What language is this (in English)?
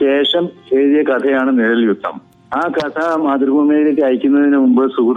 Malayalam